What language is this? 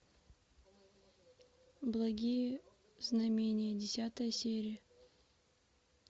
Russian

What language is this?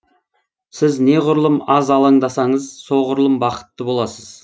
Kazakh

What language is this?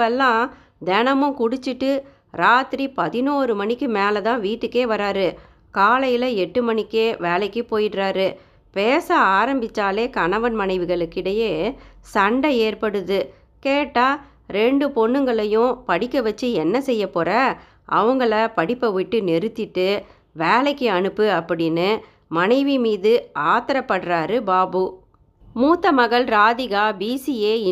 Tamil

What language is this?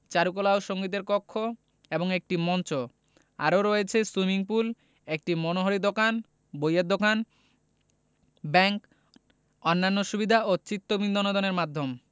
Bangla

